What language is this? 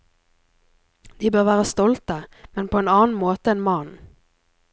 Norwegian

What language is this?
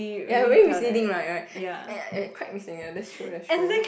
English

